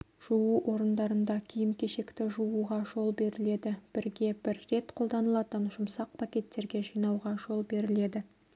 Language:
Kazakh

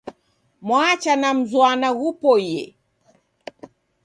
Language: Taita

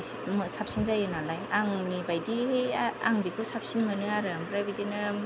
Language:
Bodo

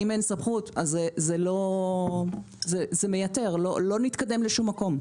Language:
Hebrew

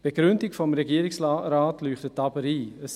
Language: Swiss German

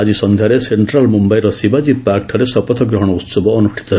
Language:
Odia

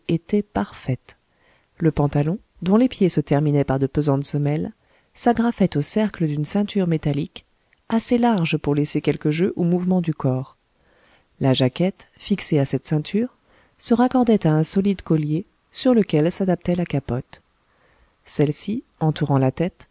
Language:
French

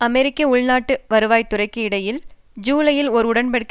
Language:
Tamil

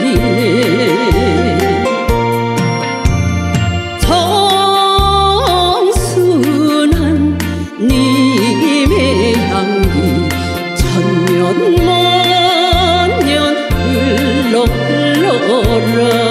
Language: Korean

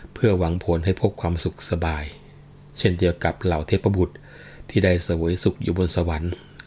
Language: Thai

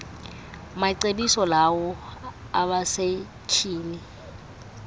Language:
Xhosa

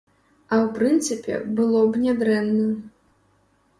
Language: Belarusian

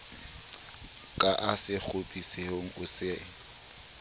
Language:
Southern Sotho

